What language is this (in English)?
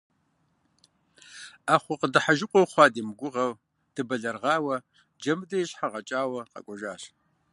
Kabardian